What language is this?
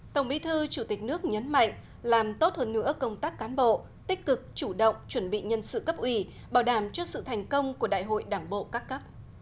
Vietnamese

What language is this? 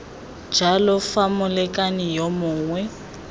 Tswana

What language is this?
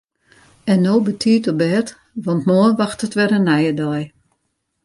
Western Frisian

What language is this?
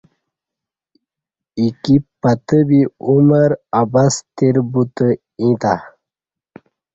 Kati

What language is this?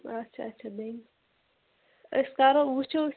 Kashmiri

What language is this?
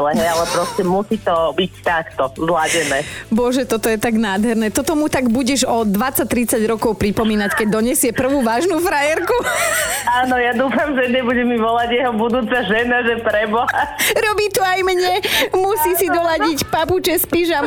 Slovak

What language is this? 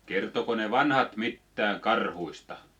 Finnish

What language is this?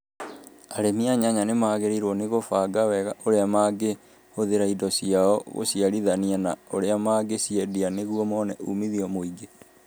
Kikuyu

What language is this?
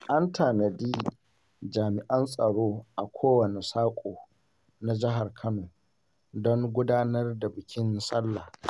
Hausa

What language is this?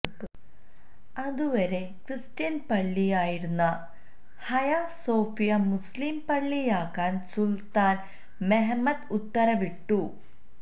Malayalam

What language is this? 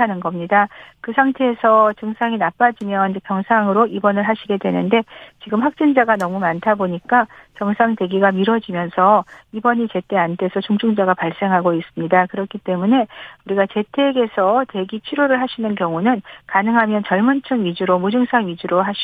Korean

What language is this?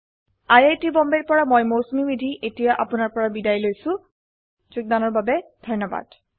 Assamese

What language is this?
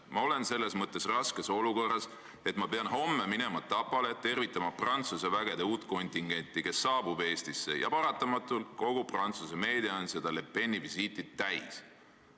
Estonian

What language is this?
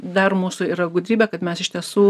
Lithuanian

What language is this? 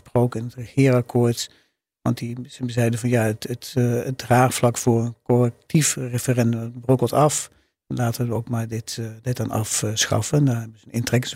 Dutch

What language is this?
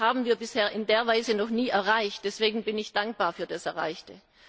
German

